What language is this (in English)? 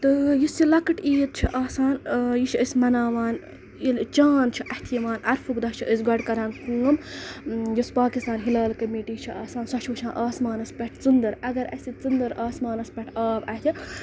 Kashmiri